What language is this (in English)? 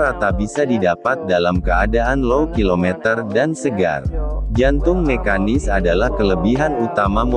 Indonesian